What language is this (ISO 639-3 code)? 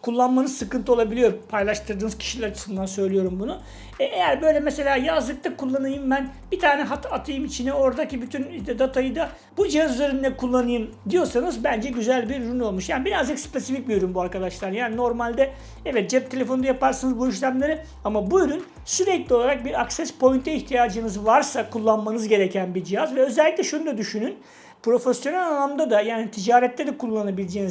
tur